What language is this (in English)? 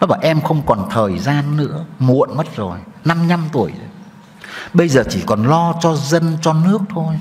Vietnamese